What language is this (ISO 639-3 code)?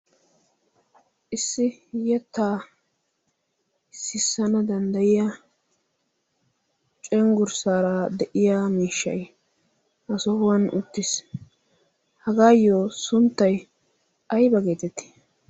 wal